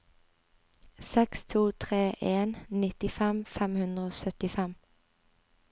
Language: Norwegian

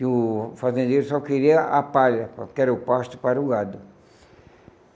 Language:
Portuguese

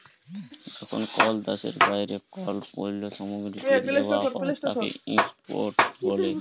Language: Bangla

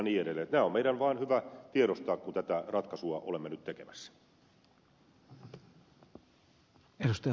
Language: Finnish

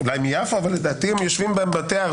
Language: Hebrew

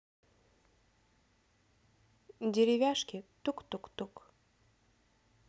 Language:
Russian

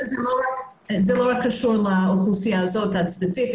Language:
Hebrew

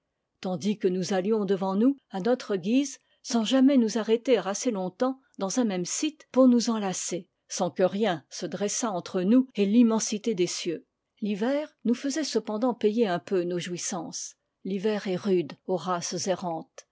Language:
French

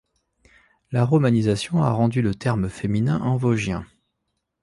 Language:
French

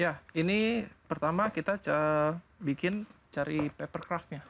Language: Indonesian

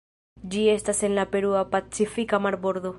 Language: Esperanto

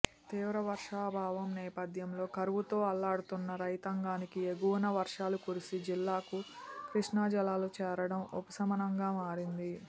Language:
Telugu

